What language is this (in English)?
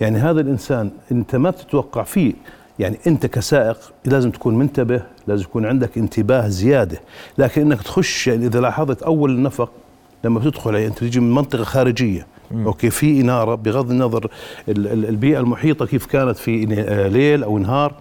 Arabic